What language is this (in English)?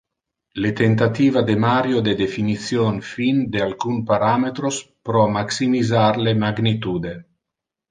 Interlingua